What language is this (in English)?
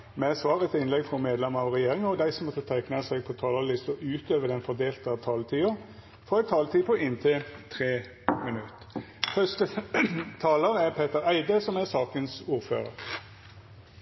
Norwegian Nynorsk